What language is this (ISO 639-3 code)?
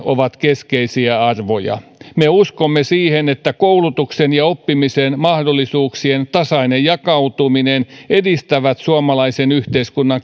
fin